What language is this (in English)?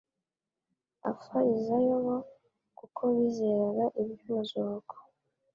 Kinyarwanda